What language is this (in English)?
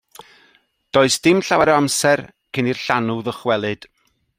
Welsh